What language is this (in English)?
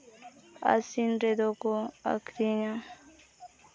Santali